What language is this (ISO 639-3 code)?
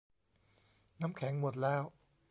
tha